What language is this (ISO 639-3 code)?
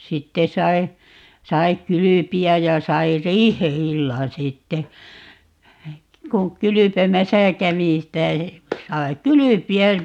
fin